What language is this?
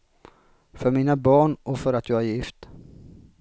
Swedish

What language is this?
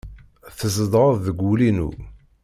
Kabyle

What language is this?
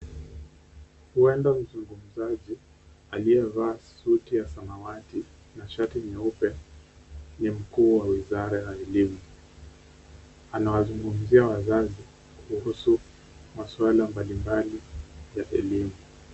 Swahili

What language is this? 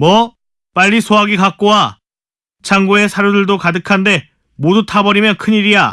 Korean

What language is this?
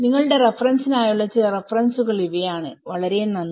Malayalam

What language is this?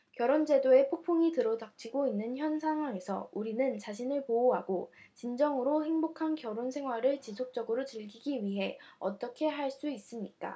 Korean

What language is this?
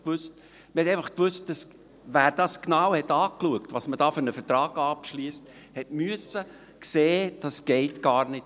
Swiss German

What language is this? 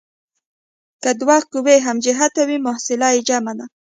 Pashto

